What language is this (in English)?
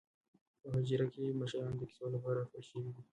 Pashto